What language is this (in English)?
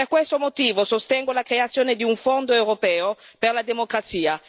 Italian